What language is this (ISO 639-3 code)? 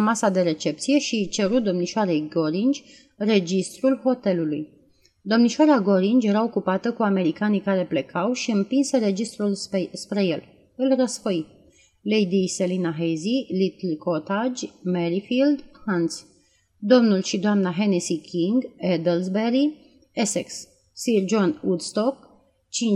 ron